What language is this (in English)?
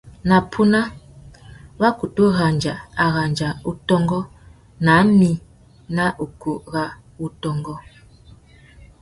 Tuki